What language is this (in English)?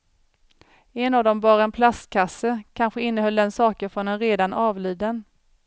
Swedish